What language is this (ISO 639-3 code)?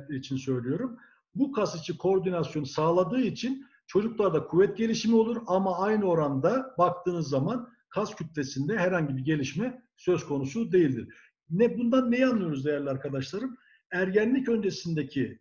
tur